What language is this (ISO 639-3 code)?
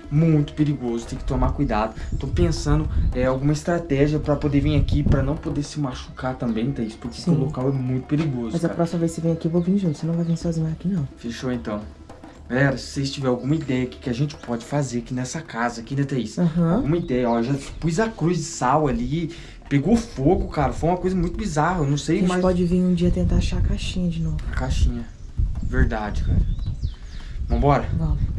por